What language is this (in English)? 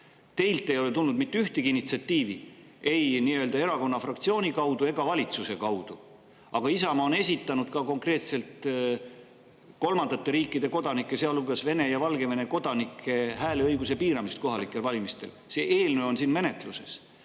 Estonian